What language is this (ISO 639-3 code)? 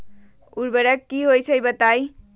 mag